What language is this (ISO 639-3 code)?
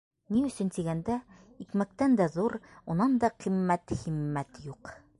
bak